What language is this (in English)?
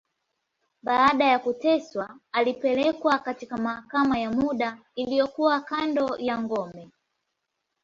Swahili